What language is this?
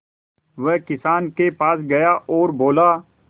Hindi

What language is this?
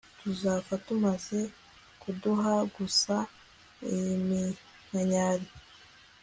Kinyarwanda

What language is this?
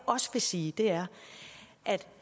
Danish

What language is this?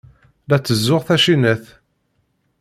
Kabyle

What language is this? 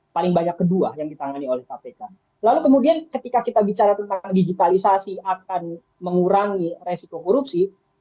Indonesian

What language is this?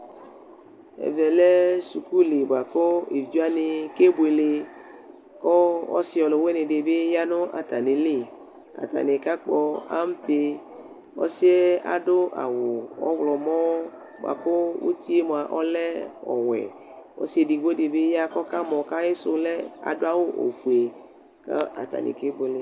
Ikposo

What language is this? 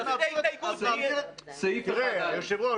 Hebrew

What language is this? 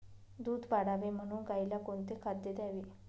Marathi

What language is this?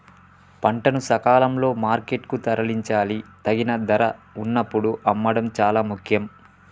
Telugu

